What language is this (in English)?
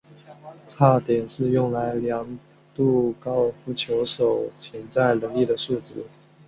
Chinese